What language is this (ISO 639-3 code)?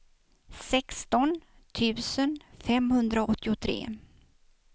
swe